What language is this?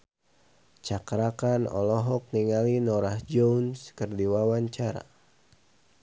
Sundanese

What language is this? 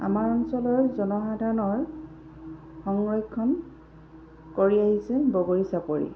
Assamese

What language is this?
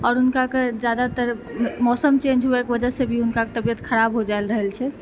Maithili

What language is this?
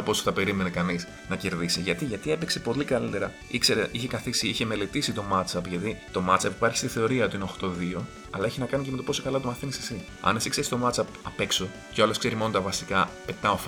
Greek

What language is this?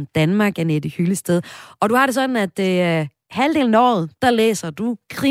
Danish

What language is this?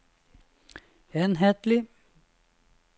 Norwegian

